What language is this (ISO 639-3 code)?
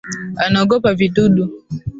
swa